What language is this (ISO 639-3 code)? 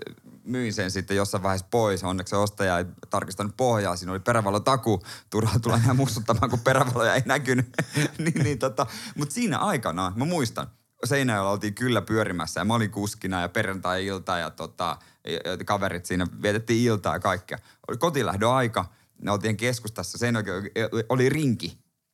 fin